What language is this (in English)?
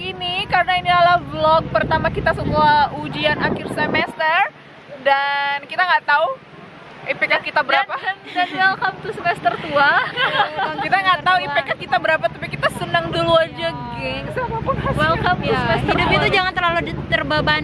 Indonesian